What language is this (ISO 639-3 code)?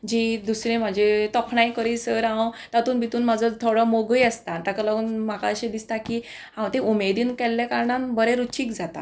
kok